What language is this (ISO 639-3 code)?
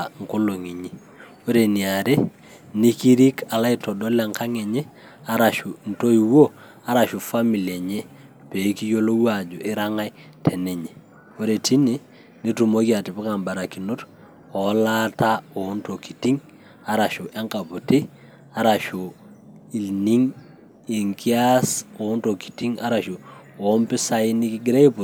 mas